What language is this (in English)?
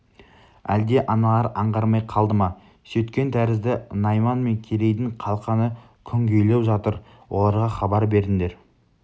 Kazakh